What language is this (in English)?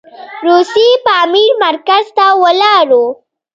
Pashto